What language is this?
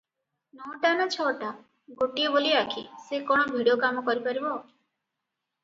Odia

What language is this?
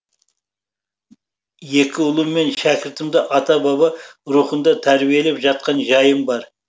Kazakh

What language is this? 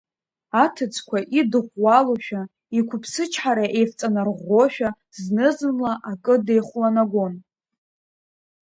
Abkhazian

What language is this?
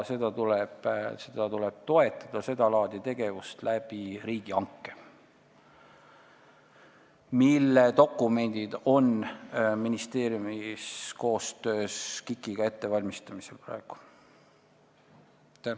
Estonian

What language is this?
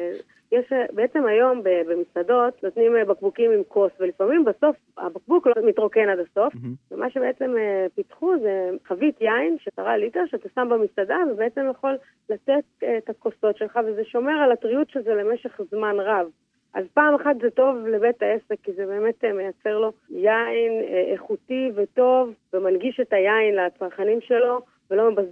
Hebrew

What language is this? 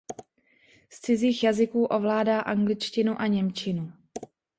Czech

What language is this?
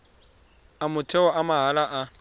Tswana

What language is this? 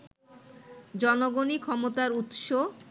Bangla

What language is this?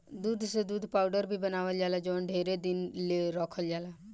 Bhojpuri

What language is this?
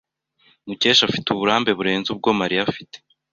Kinyarwanda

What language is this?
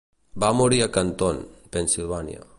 Catalan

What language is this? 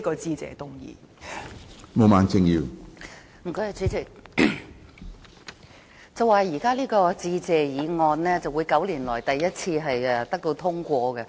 Cantonese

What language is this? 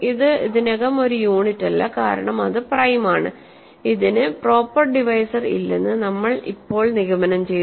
Malayalam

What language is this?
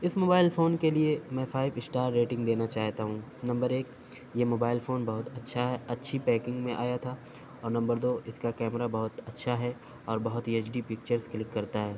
Urdu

